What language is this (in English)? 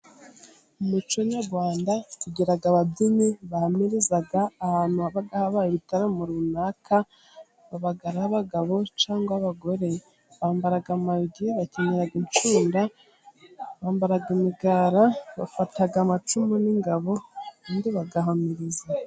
Kinyarwanda